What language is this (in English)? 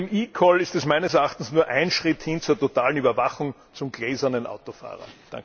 German